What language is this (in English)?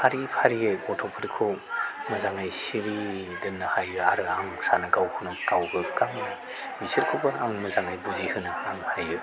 Bodo